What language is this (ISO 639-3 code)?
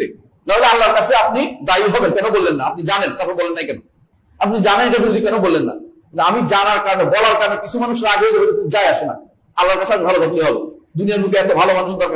ara